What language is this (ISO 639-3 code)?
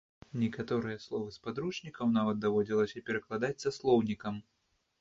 bel